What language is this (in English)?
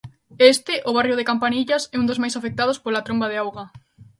Galician